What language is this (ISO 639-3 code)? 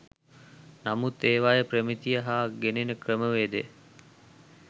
sin